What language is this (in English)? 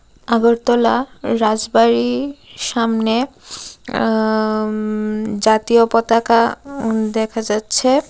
Bangla